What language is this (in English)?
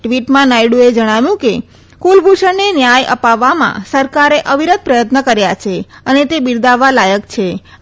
Gujarati